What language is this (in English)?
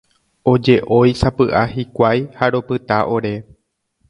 Guarani